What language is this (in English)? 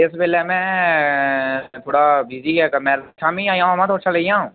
Dogri